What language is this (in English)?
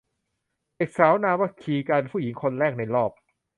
Thai